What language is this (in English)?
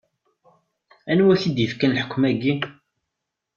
Kabyle